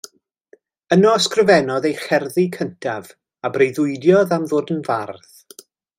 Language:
Welsh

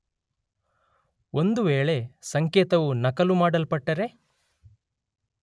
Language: Kannada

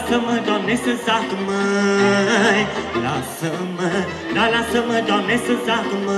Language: Romanian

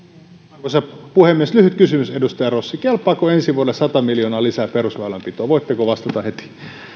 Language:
Finnish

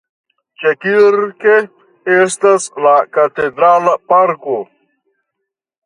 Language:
Esperanto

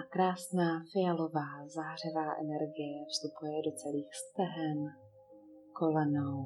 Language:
Czech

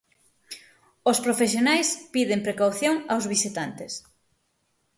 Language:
Galician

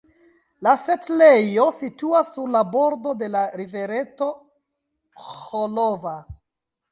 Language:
Esperanto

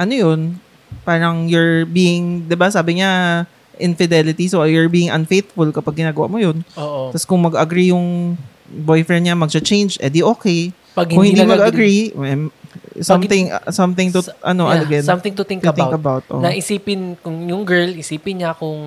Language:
Filipino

